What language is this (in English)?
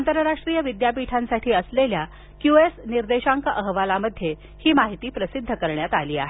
Marathi